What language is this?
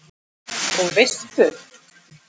Icelandic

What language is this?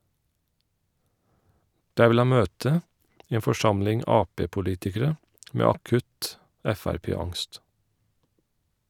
Norwegian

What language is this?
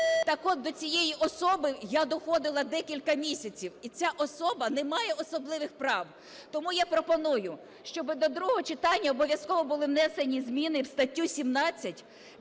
Ukrainian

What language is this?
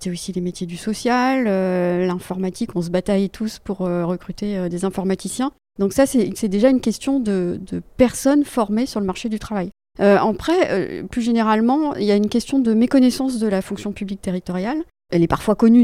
French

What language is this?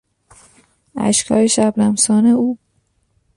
Persian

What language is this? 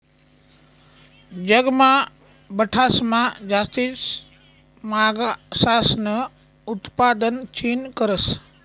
Marathi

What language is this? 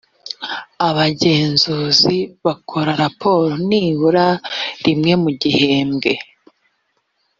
Kinyarwanda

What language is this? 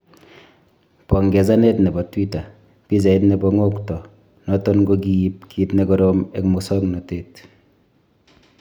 Kalenjin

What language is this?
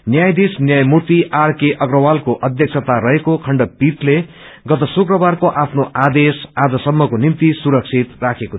Nepali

